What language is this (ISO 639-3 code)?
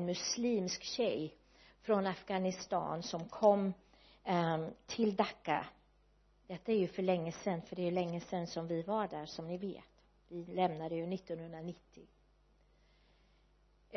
swe